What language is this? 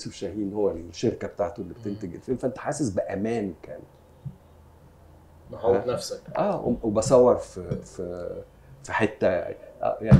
Arabic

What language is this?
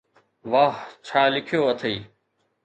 Sindhi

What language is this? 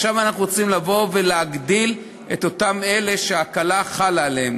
Hebrew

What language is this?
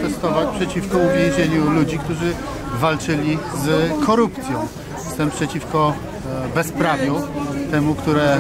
Polish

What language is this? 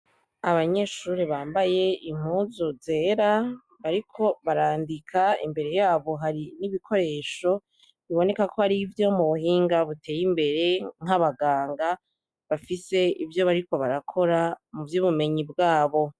Rundi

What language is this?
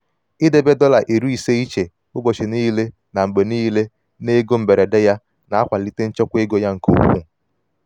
Igbo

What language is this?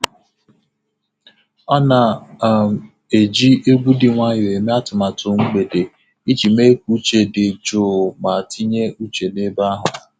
Igbo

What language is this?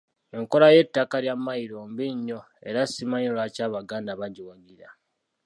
Ganda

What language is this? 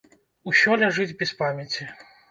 Belarusian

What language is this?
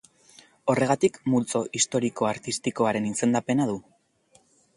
Basque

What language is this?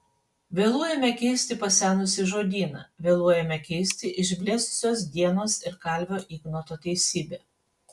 Lithuanian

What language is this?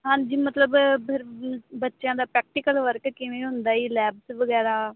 Punjabi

